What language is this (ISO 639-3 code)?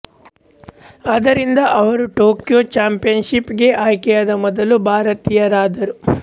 kan